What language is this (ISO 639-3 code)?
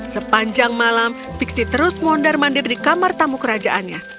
ind